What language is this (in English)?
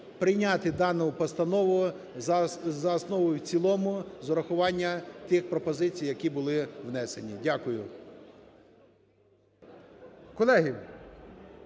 Ukrainian